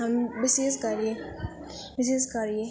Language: Nepali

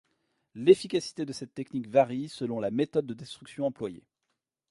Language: French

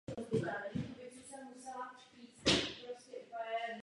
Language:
Czech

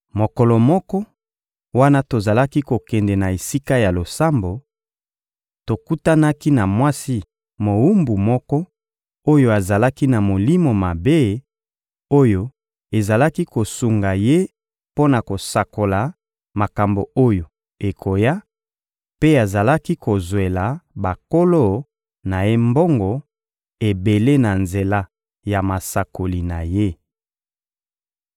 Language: Lingala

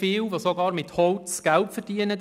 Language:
Swiss German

